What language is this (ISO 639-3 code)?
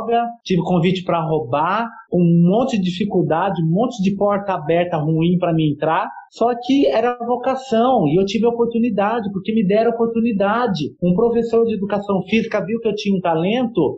por